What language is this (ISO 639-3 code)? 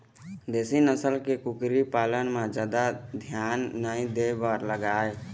hne